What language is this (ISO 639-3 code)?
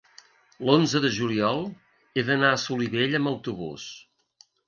cat